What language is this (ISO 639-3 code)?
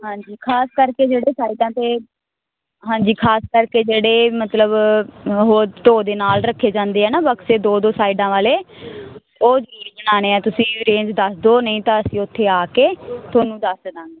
pan